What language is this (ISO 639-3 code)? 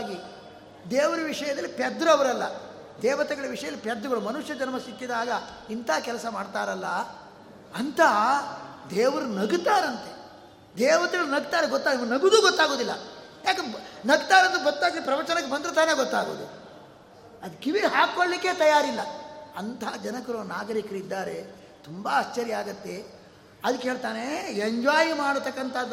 kan